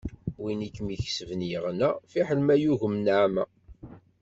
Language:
Kabyle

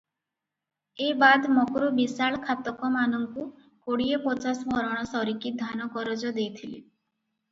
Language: Odia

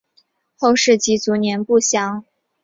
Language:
Chinese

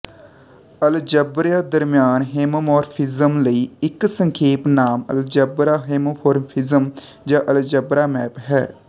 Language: Punjabi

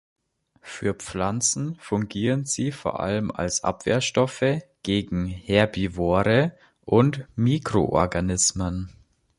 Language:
German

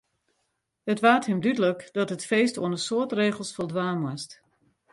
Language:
Western Frisian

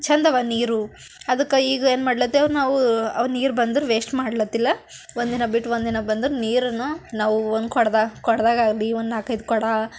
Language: Kannada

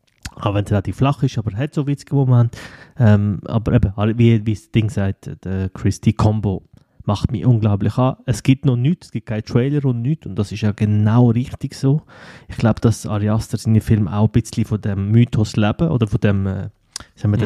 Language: German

